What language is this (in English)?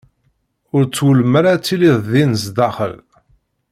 Kabyle